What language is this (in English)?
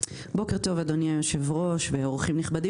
Hebrew